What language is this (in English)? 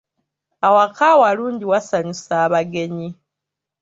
Ganda